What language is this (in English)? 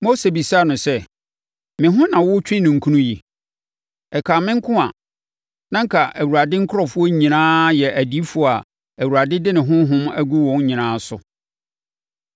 Akan